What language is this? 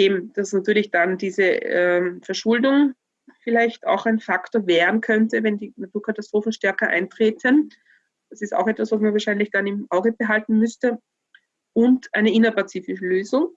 German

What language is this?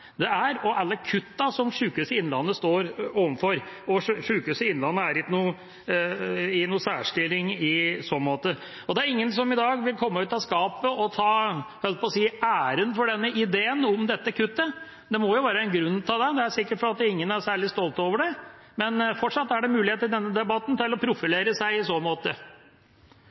Norwegian Bokmål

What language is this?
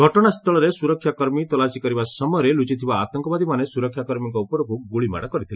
Odia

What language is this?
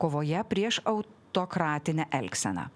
Lithuanian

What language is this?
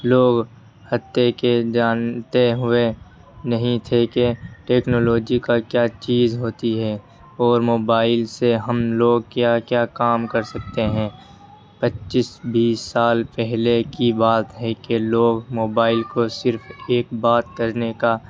Urdu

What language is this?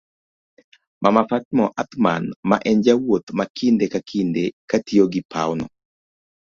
Luo (Kenya and Tanzania)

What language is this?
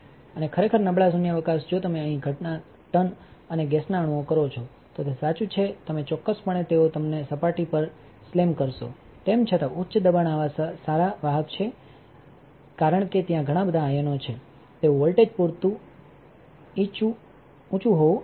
Gujarati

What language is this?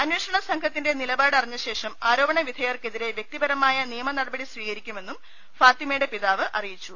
Malayalam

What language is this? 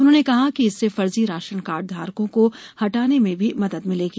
Hindi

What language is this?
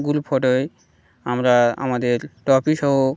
Bangla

